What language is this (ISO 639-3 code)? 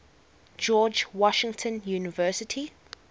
eng